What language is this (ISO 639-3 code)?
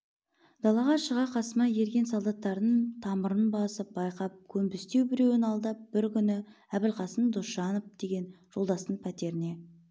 kaz